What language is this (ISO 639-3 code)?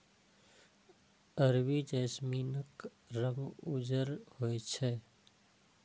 mai